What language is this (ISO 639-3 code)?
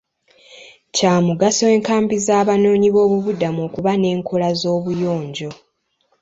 lug